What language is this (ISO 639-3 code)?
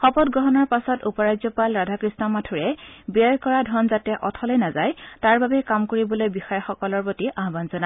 asm